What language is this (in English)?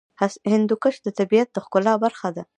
Pashto